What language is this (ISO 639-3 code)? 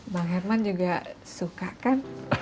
ind